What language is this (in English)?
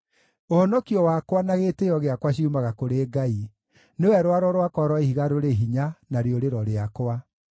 Kikuyu